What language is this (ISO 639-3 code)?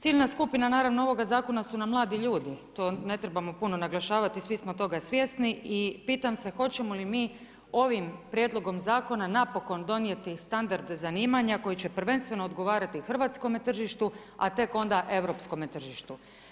hrv